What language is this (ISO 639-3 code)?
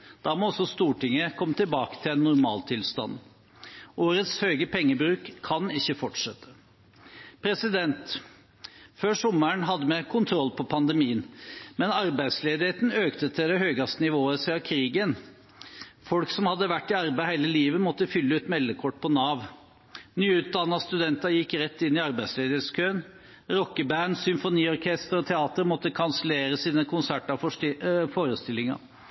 nob